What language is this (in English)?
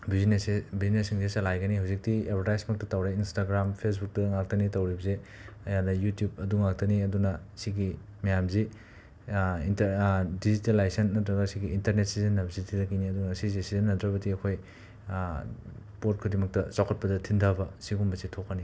Manipuri